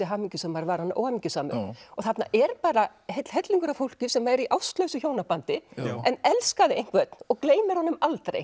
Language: Icelandic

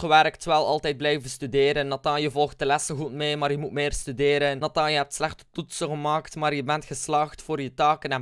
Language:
Dutch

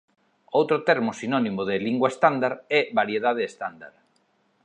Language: Galician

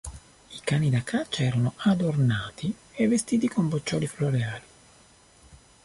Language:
Italian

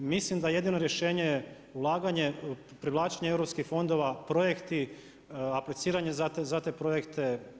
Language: Croatian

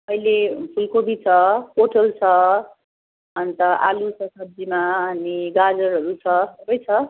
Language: Nepali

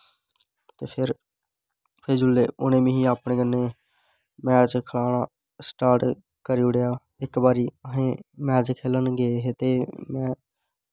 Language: Dogri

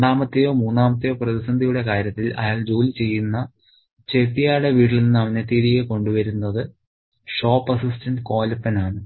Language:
Malayalam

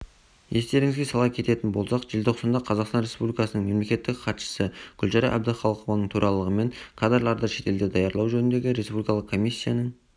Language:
Kazakh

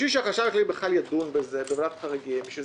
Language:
Hebrew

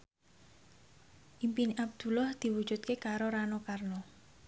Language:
Javanese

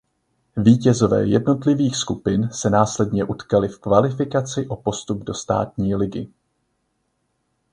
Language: Czech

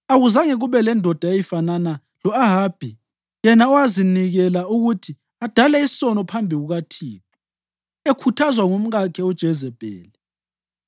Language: North Ndebele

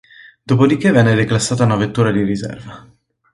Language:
Italian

